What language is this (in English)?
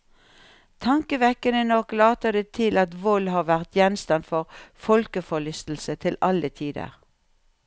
Norwegian